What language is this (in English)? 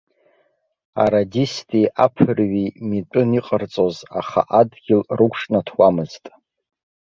Abkhazian